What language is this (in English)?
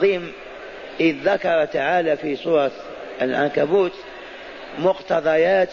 Arabic